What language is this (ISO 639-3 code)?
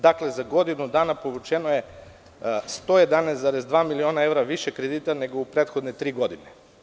srp